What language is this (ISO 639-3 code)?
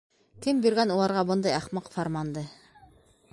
bak